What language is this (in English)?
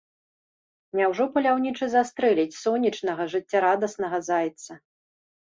Belarusian